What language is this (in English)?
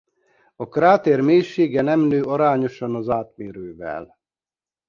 Hungarian